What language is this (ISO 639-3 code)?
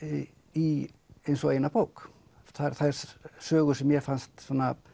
isl